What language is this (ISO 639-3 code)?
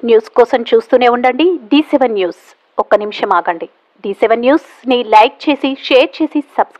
tel